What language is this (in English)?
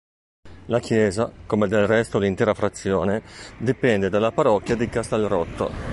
Italian